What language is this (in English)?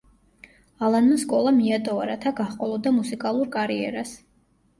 Georgian